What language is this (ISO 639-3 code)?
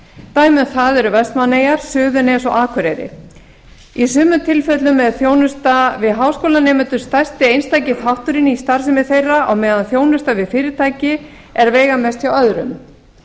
isl